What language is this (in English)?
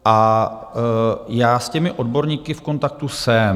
Czech